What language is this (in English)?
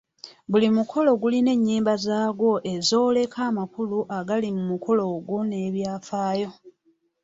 Ganda